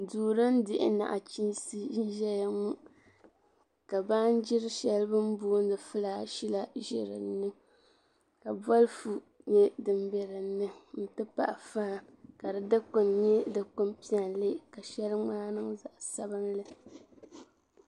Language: Dagbani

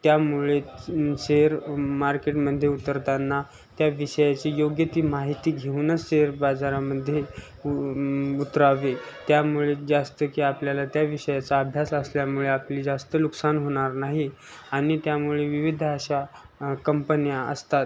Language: Marathi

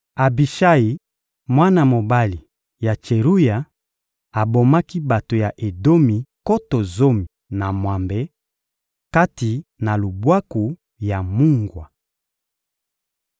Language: Lingala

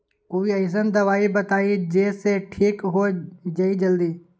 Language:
Magahi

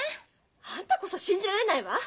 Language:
Japanese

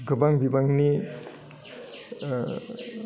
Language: Bodo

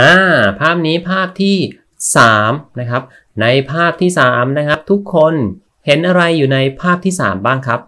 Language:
Thai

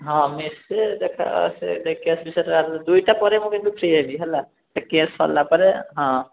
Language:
Odia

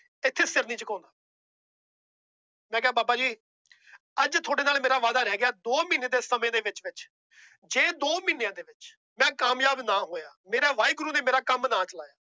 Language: Punjabi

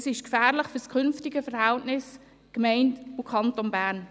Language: Swiss German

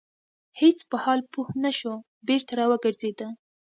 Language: Pashto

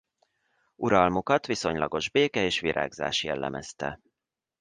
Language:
Hungarian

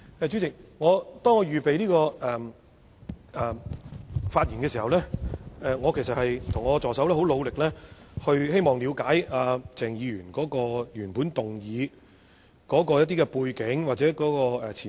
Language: Cantonese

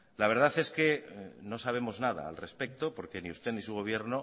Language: Spanish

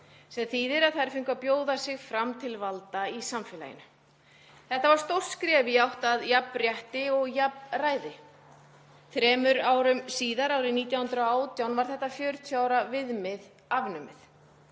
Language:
Icelandic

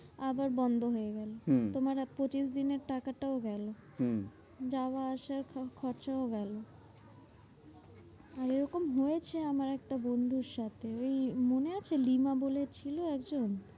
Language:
Bangla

